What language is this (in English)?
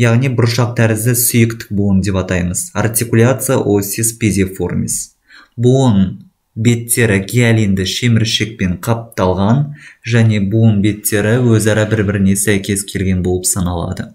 Russian